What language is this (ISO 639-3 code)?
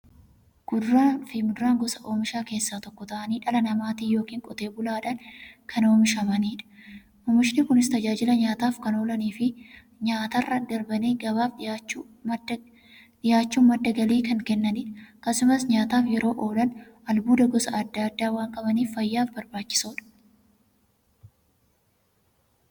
orm